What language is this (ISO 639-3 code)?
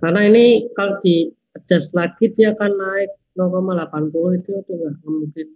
ind